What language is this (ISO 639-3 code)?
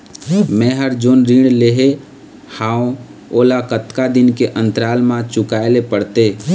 hne